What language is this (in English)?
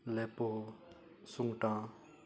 Konkani